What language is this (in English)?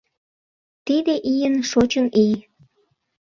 Mari